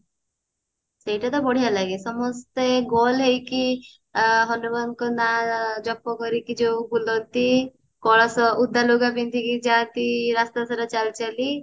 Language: Odia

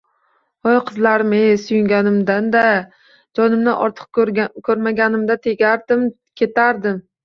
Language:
Uzbek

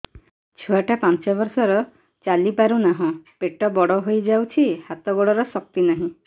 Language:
Odia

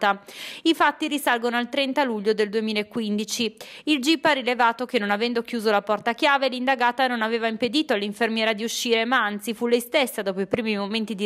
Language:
Italian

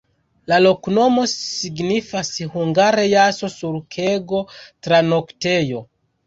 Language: Esperanto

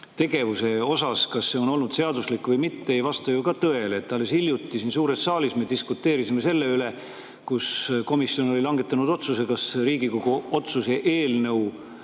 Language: Estonian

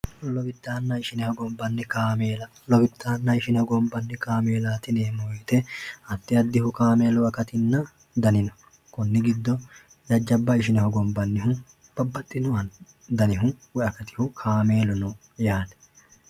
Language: Sidamo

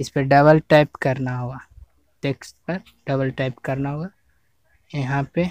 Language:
Hindi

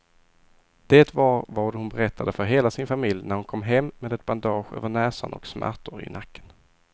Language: Swedish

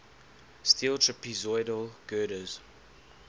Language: English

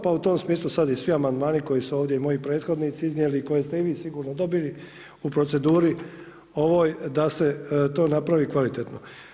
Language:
Croatian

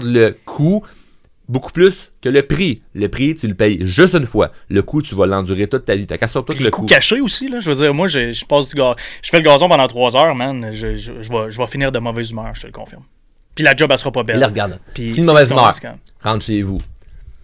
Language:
French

